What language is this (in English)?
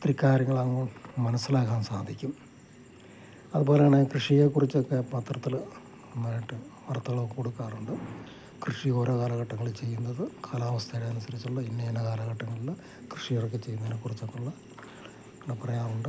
Malayalam